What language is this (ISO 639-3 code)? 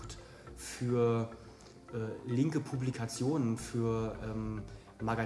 deu